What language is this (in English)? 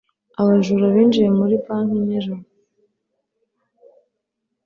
Kinyarwanda